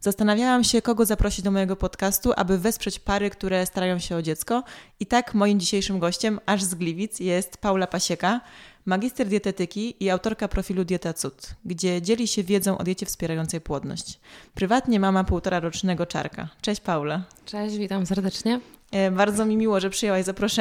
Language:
Polish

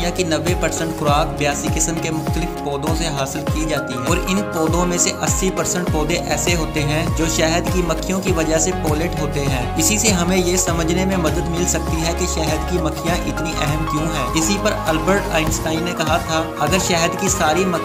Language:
Hindi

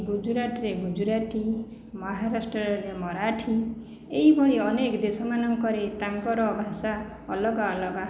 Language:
Odia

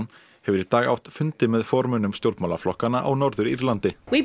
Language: Icelandic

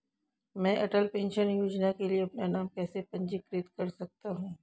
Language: Hindi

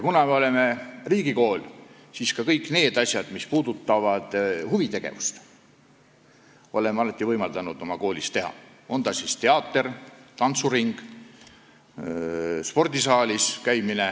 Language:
Estonian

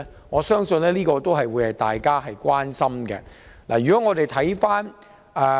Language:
Cantonese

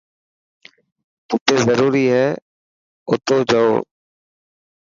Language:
Dhatki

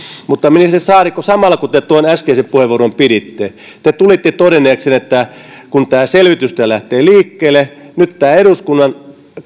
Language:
Finnish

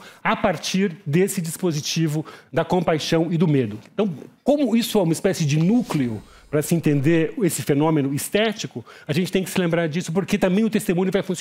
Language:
Portuguese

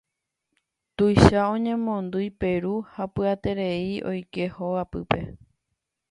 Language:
Guarani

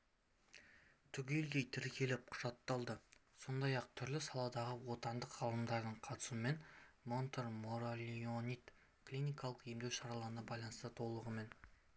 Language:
Kazakh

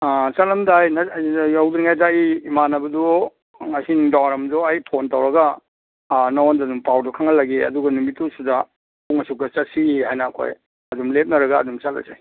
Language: Manipuri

